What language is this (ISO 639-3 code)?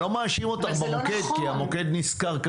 heb